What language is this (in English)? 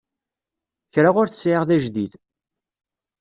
Kabyle